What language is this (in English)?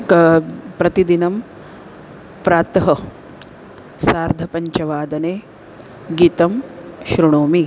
Sanskrit